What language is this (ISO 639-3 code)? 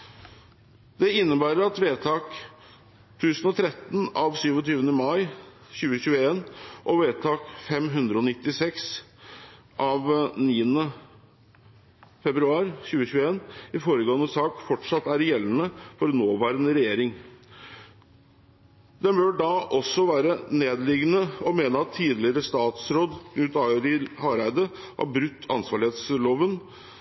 nob